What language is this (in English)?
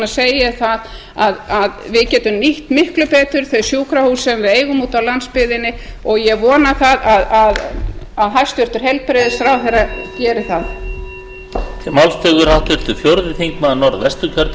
Icelandic